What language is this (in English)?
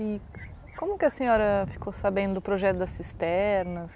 Portuguese